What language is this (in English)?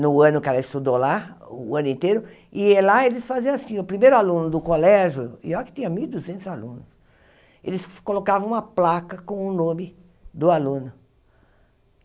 Portuguese